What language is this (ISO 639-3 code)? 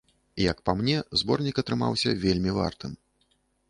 bel